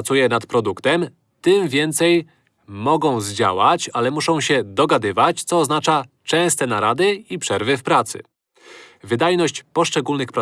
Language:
Polish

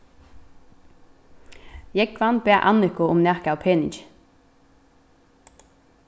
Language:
Faroese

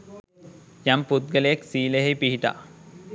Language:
Sinhala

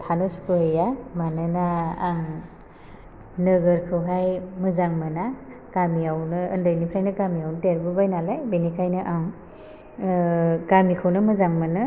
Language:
Bodo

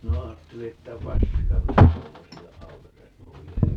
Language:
Finnish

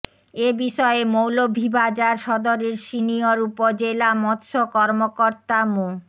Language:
Bangla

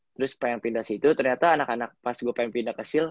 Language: Indonesian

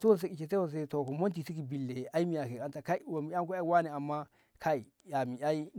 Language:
Ngamo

